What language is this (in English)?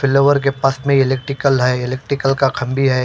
Hindi